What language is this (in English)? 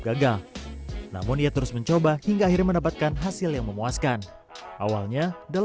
Indonesian